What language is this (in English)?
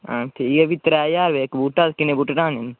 Dogri